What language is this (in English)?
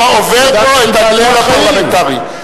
Hebrew